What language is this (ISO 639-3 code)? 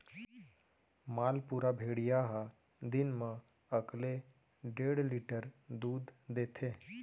hne